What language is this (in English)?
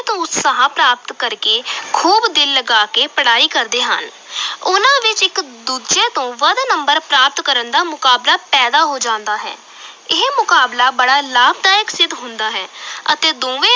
Punjabi